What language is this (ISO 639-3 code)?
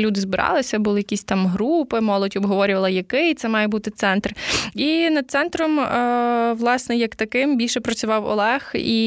ukr